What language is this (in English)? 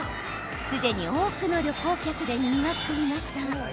Japanese